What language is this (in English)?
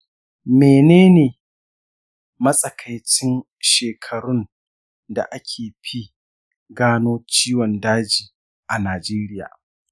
Hausa